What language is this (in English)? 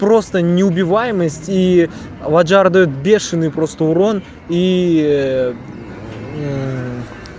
Russian